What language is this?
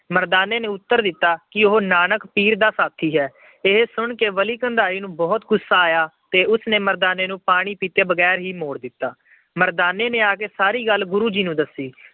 Punjabi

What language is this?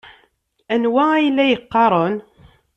Kabyle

